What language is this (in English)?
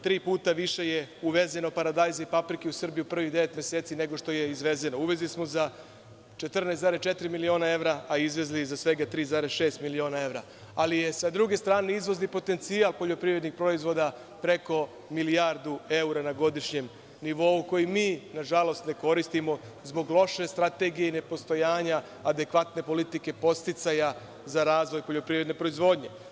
Serbian